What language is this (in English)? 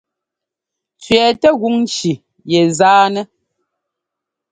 Ngomba